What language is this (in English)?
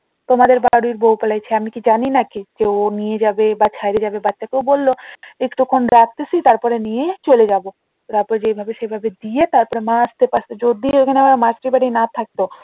Bangla